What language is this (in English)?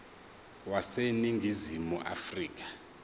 Zulu